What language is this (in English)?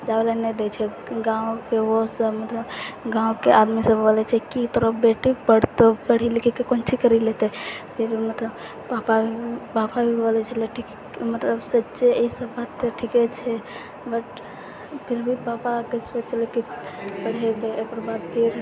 Maithili